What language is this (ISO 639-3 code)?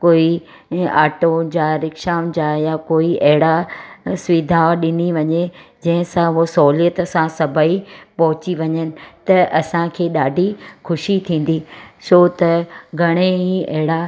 snd